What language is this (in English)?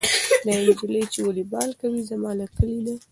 Pashto